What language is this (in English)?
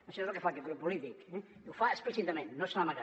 Catalan